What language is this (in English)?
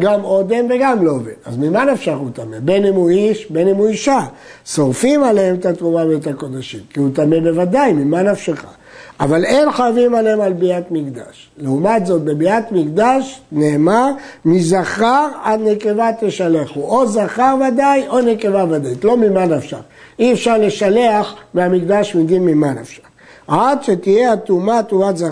Hebrew